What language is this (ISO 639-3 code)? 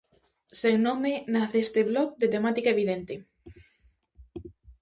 glg